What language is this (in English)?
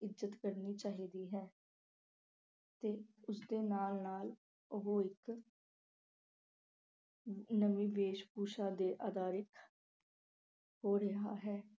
Punjabi